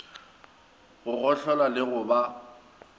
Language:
Northern Sotho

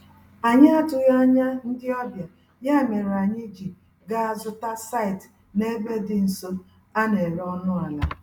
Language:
Igbo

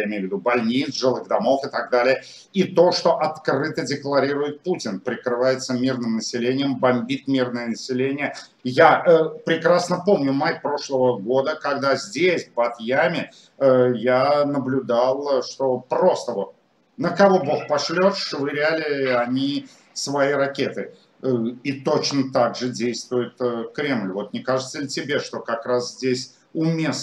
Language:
Russian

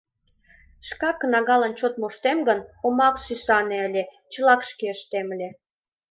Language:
Mari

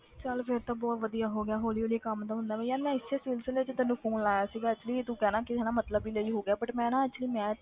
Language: Punjabi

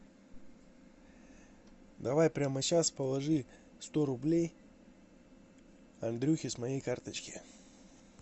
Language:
Russian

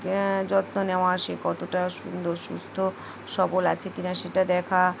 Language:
Bangla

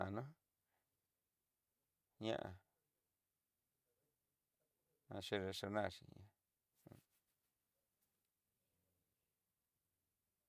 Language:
Southeastern Nochixtlán Mixtec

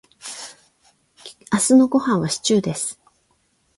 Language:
Japanese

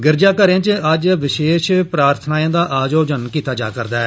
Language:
Dogri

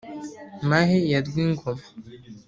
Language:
Kinyarwanda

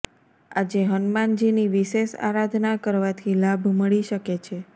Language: Gujarati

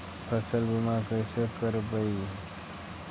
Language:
Magahi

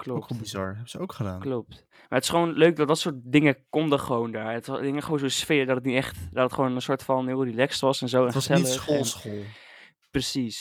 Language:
Dutch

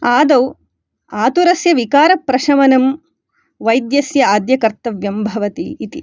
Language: Sanskrit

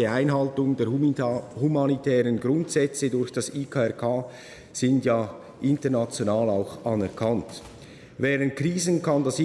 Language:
German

